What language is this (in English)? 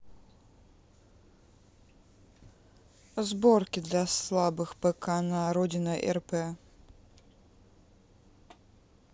Russian